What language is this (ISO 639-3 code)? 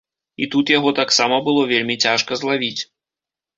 bel